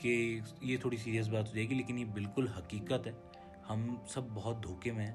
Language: Urdu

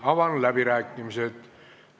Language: Estonian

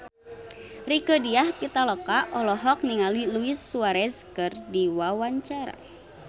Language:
Sundanese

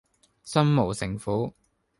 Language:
Cantonese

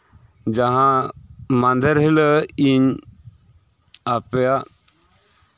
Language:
Santali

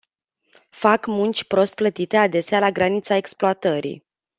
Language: Romanian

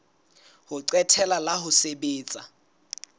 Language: Southern Sotho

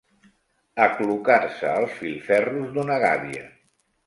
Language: Catalan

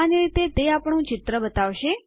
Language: Gujarati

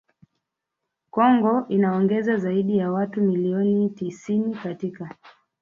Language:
Swahili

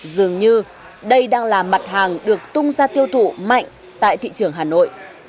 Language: Vietnamese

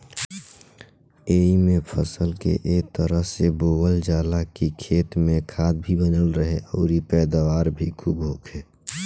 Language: Bhojpuri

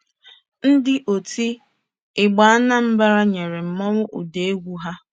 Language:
Igbo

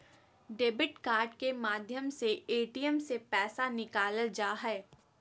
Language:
Magahi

